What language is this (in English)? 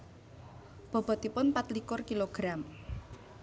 Javanese